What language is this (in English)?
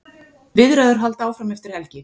Icelandic